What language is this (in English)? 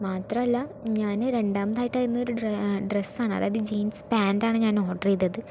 Malayalam